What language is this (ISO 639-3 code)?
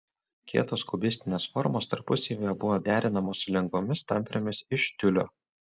lit